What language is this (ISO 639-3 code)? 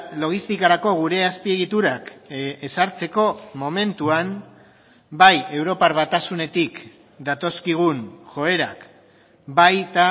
eus